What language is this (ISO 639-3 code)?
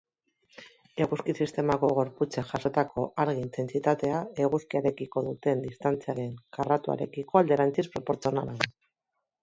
eus